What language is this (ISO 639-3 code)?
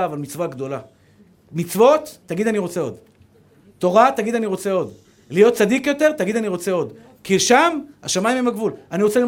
heb